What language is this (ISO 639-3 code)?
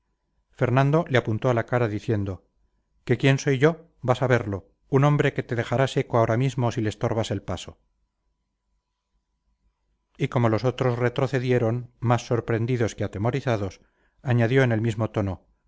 spa